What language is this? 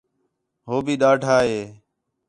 Khetrani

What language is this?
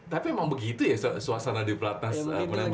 Indonesian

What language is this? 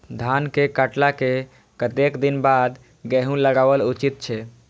Maithili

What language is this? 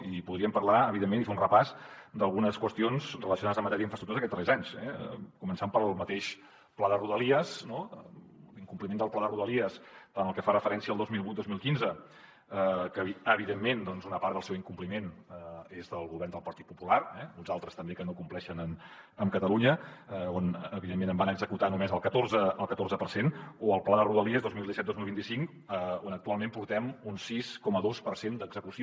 Catalan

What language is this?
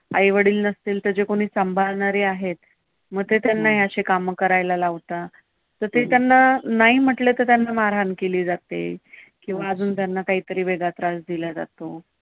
Marathi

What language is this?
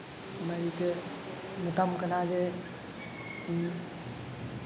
Santali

